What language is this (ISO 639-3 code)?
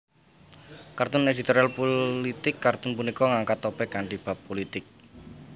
jav